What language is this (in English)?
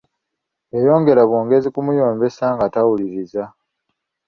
Ganda